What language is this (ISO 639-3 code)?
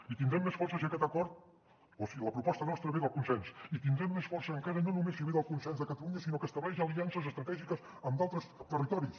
cat